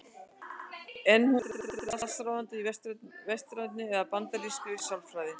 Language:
Icelandic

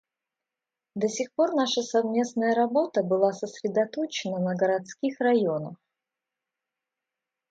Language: Russian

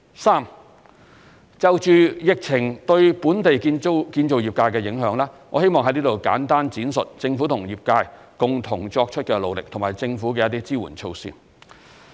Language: Cantonese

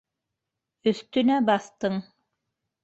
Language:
Bashkir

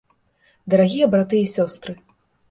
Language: Belarusian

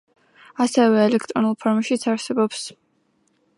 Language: Georgian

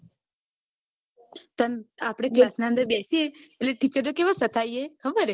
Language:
Gujarati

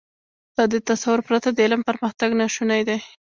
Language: Pashto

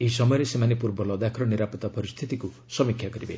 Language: Odia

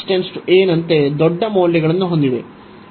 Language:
Kannada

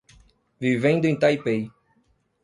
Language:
Portuguese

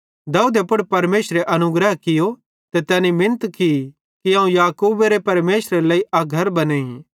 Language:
Bhadrawahi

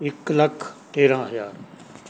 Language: Punjabi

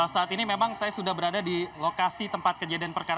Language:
Indonesian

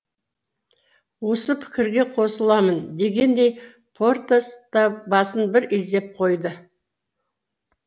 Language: Kazakh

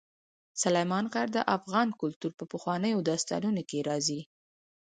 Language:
Pashto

